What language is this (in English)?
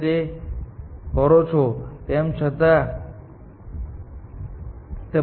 Gujarati